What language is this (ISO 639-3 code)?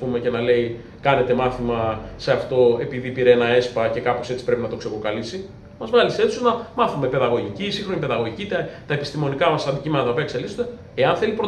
ell